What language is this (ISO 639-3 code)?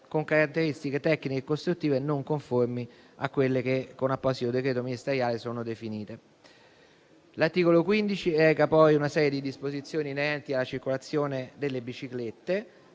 ita